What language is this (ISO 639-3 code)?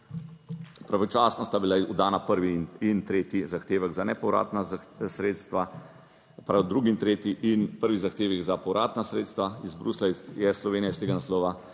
slv